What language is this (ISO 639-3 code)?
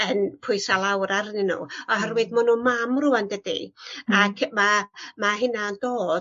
cym